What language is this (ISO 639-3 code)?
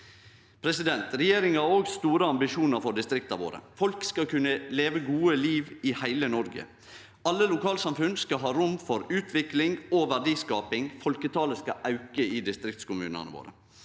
nor